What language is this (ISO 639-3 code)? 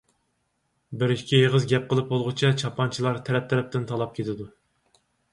uig